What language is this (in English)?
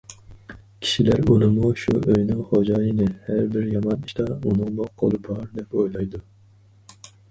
Uyghur